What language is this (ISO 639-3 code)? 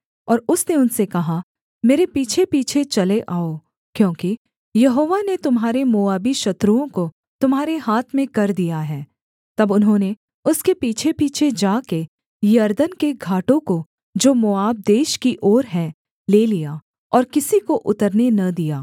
hin